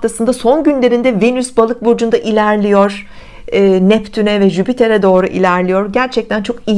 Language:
Turkish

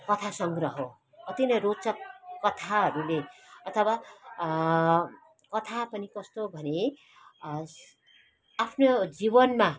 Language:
Nepali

